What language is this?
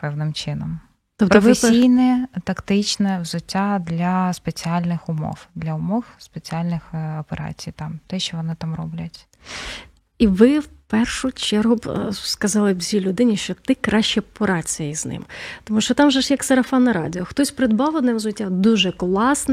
Ukrainian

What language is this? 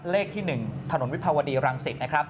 Thai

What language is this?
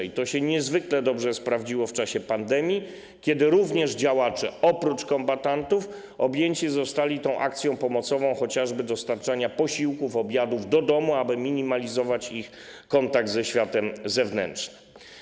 Polish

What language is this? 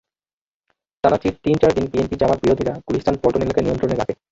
Bangla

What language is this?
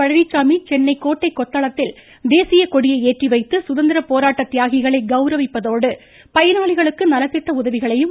Tamil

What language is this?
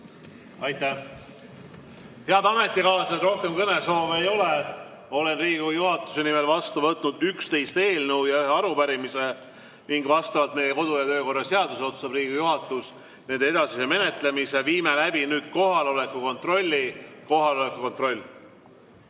Estonian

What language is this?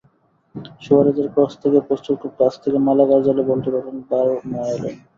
Bangla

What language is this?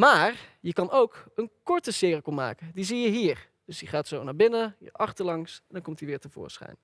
Dutch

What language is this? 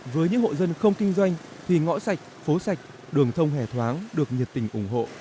Vietnamese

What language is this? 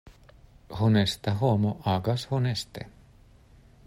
Esperanto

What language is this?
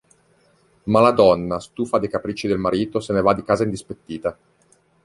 Italian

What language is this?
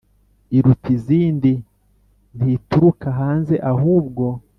Kinyarwanda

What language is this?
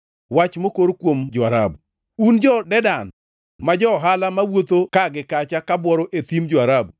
Luo (Kenya and Tanzania)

